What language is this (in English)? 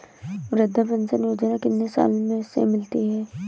Hindi